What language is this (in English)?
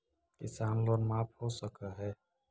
Magahi